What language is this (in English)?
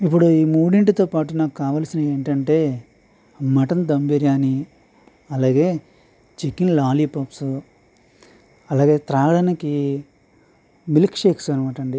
Telugu